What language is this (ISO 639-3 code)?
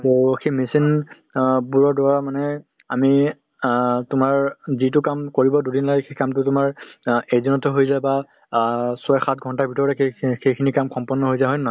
asm